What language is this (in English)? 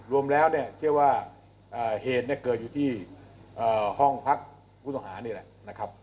Thai